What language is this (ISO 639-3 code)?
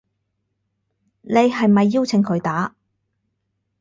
yue